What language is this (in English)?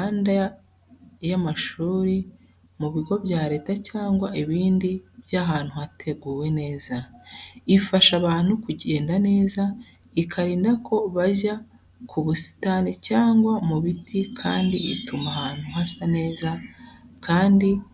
Kinyarwanda